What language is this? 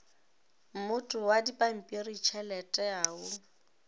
Northern Sotho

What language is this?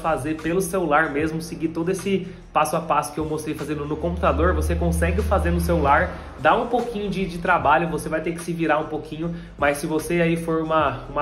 Portuguese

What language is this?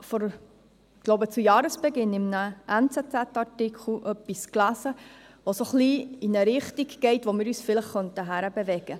Swiss German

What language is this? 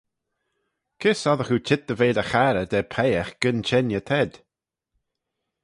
Manx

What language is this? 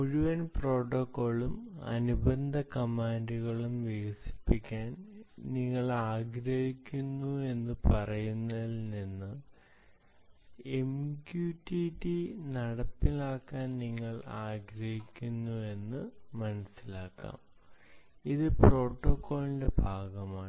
Malayalam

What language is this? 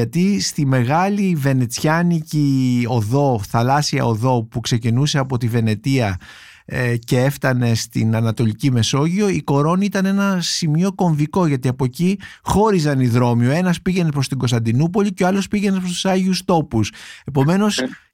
Greek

